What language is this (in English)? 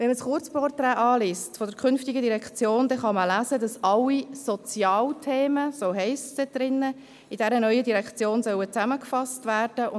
Swiss German